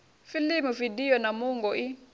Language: Venda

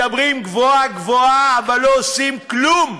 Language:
Hebrew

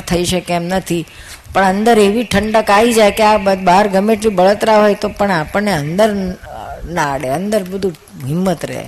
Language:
Gujarati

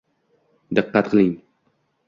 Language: Uzbek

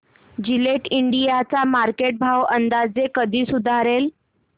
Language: Marathi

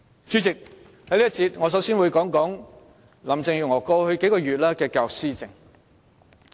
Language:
Cantonese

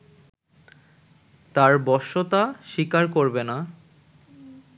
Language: Bangla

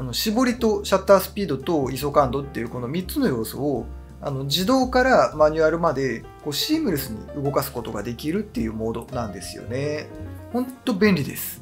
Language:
Japanese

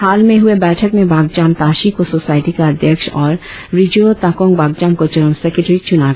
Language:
Hindi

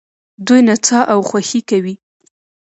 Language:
Pashto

